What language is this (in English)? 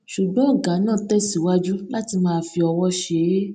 Yoruba